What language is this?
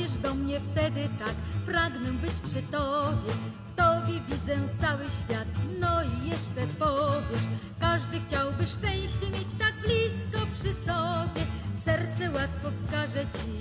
Polish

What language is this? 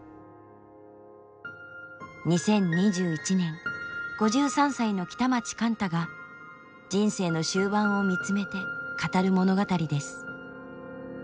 Japanese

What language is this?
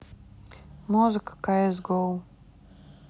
Russian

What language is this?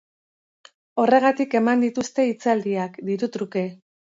Basque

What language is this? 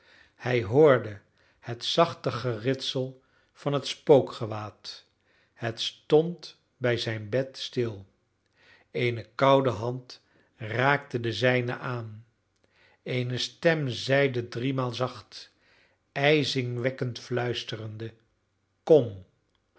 Dutch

